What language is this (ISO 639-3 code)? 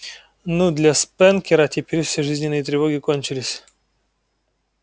rus